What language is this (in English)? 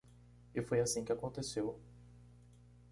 Portuguese